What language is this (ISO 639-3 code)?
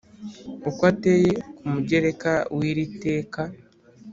kin